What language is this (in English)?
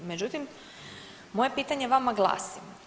Croatian